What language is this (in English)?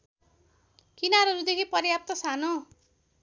Nepali